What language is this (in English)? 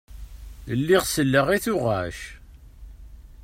Kabyle